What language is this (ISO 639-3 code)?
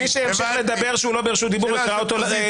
heb